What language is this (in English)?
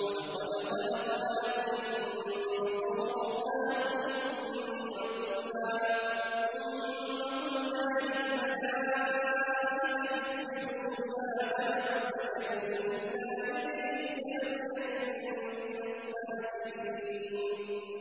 Arabic